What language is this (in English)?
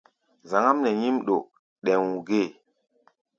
Gbaya